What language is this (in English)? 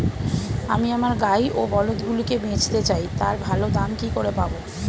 Bangla